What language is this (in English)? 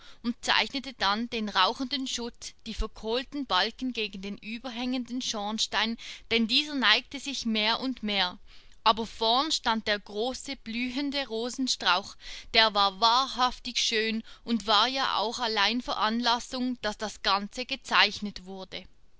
German